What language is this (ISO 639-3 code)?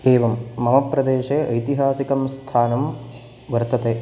san